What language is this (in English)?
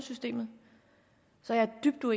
Danish